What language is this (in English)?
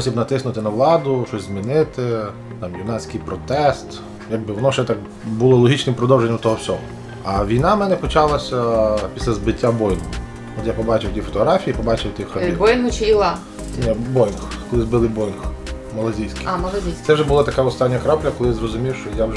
Ukrainian